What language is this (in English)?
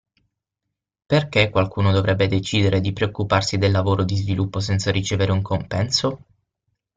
Italian